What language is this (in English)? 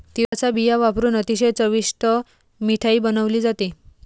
Marathi